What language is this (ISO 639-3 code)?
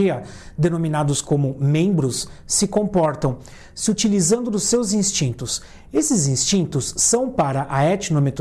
por